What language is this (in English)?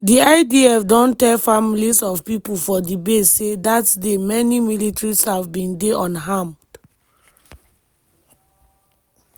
Nigerian Pidgin